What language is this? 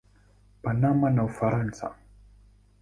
Swahili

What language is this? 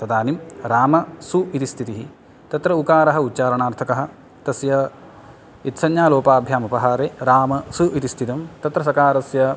Sanskrit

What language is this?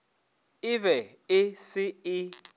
Northern Sotho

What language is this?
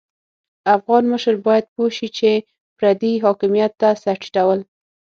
Pashto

